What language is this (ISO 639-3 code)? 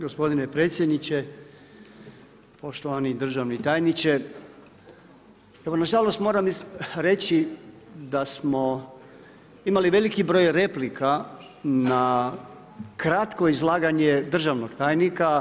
hrv